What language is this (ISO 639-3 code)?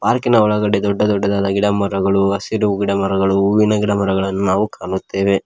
kan